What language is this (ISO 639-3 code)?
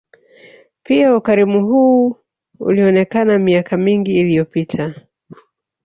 swa